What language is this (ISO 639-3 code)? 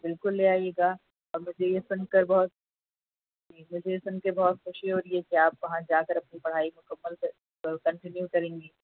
urd